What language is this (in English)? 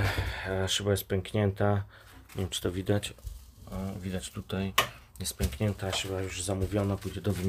Polish